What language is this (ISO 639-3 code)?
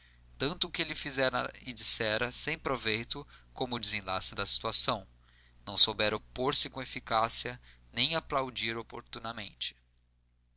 por